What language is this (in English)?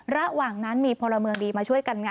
Thai